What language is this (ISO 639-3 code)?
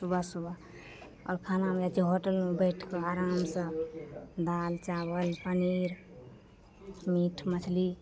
mai